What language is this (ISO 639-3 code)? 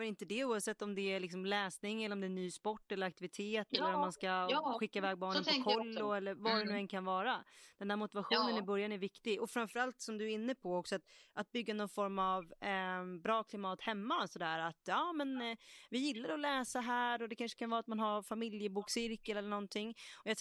swe